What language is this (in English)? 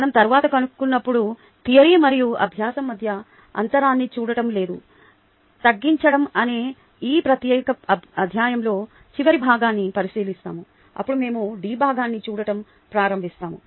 Telugu